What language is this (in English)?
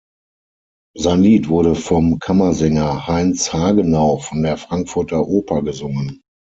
German